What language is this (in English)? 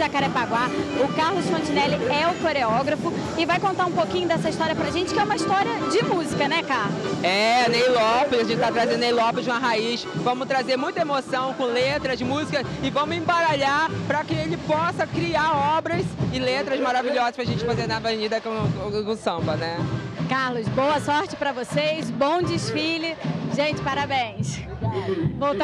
Portuguese